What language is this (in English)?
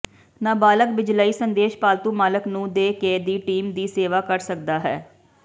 Punjabi